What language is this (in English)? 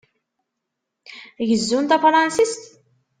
Kabyle